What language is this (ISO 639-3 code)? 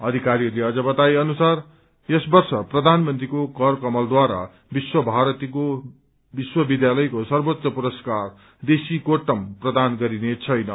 nep